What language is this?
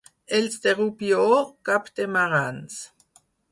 Catalan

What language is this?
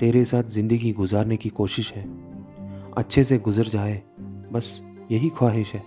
Hindi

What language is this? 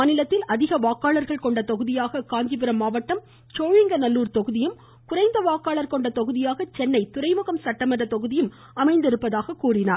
Tamil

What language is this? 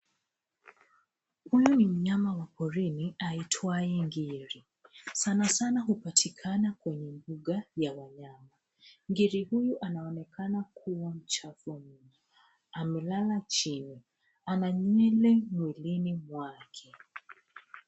Swahili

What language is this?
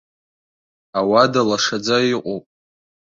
Abkhazian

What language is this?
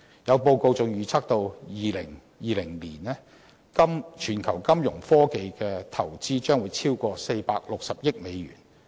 Cantonese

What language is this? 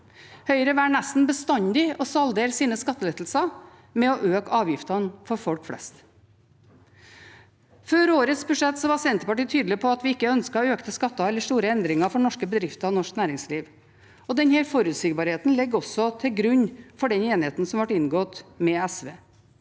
Norwegian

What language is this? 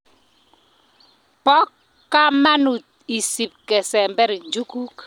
Kalenjin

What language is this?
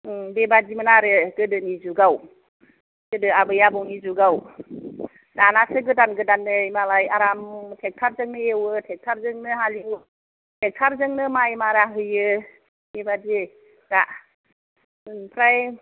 Bodo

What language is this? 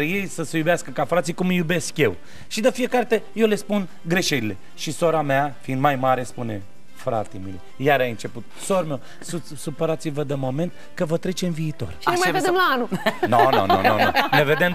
Romanian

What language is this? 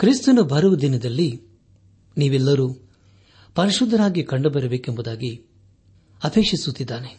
Kannada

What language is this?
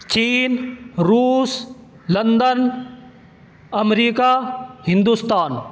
Urdu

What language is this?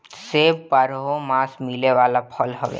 Bhojpuri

